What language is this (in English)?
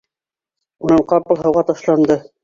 Bashkir